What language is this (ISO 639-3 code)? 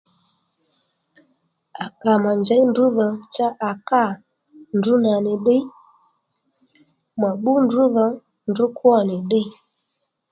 led